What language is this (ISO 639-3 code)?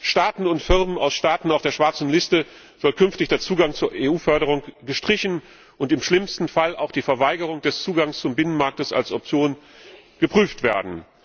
deu